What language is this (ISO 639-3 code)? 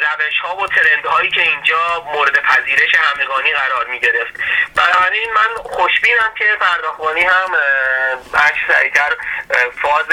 fas